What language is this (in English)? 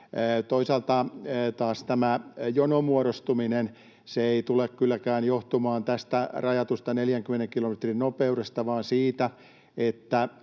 Finnish